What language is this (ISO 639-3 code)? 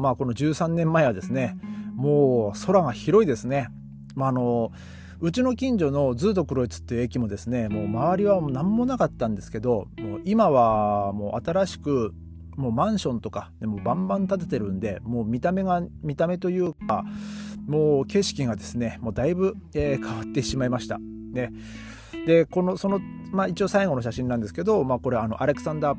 jpn